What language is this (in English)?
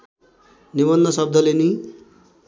Nepali